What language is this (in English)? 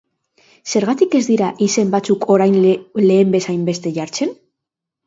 Basque